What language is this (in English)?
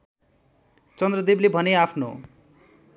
Nepali